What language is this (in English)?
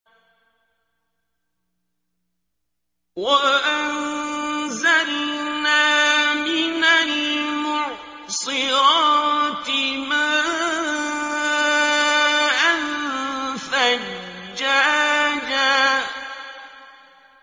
Arabic